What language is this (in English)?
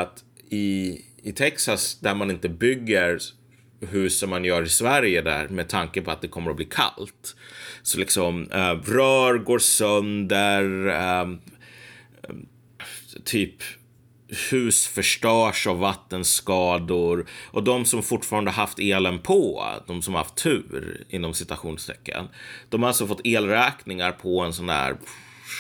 Swedish